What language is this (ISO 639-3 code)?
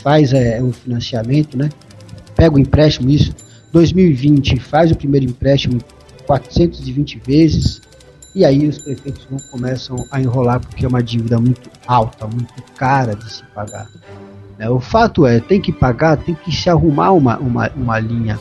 por